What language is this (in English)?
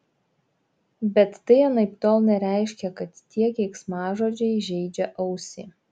Lithuanian